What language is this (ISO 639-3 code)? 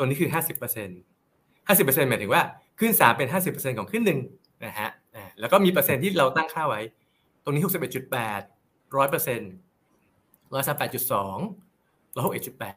tha